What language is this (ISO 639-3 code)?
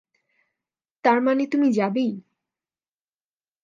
ben